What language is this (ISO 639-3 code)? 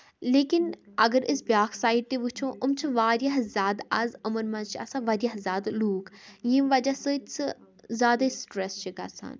kas